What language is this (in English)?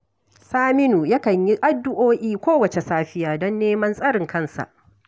Hausa